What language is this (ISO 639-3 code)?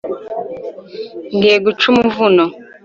kin